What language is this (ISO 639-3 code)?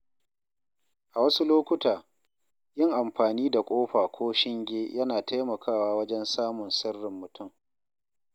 hau